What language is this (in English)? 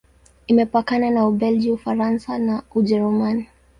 Swahili